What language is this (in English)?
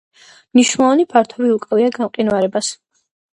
Georgian